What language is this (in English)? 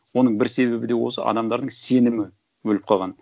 Kazakh